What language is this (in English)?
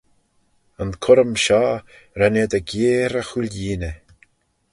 Manx